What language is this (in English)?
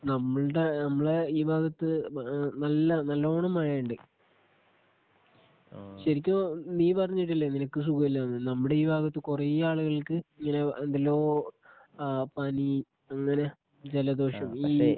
Malayalam